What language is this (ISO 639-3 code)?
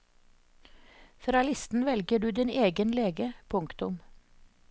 nor